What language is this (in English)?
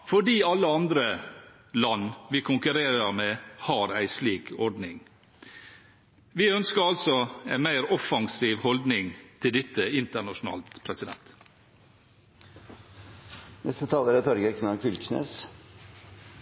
Norwegian